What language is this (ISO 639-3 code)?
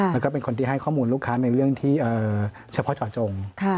tha